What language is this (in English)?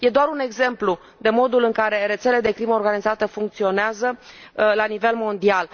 Romanian